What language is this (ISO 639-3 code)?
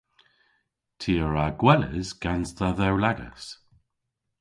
cor